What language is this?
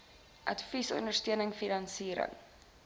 Afrikaans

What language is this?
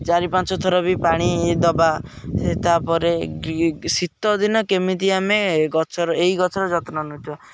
Odia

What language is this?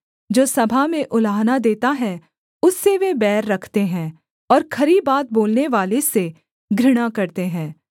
Hindi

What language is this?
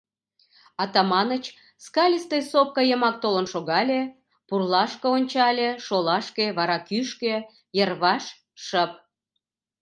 Mari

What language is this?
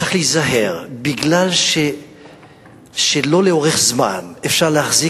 Hebrew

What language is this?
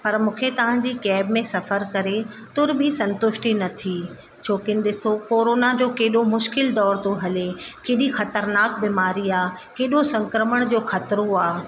Sindhi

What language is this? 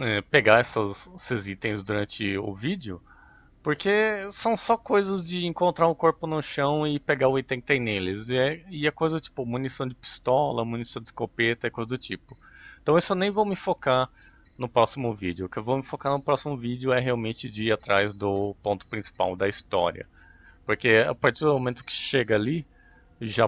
Portuguese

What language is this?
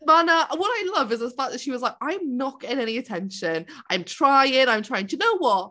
Welsh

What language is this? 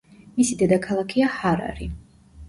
Georgian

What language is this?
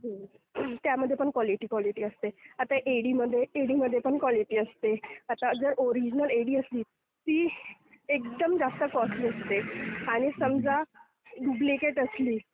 Marathi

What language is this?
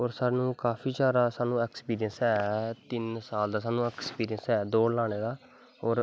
Dogri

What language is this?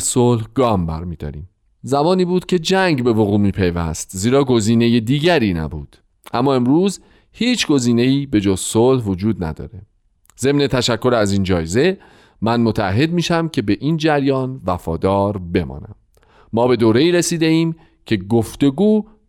Persian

